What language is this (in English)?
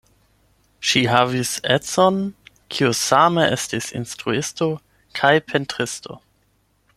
Esperanto